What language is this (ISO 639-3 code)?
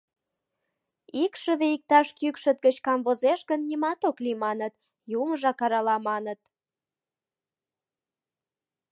chm